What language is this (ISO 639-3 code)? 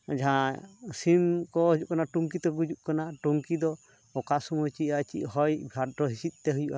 sat